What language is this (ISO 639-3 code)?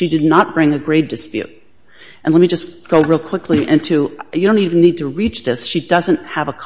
eng